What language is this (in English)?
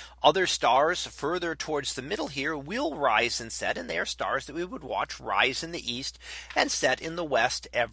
English